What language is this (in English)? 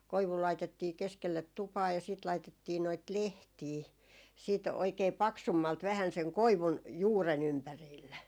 Finnish